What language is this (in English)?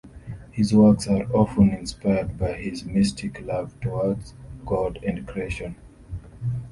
English